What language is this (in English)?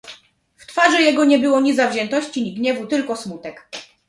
Polish